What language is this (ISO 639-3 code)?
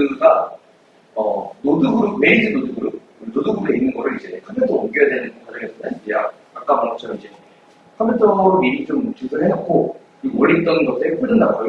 kor